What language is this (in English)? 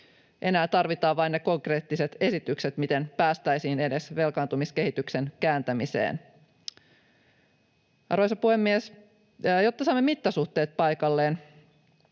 Finnish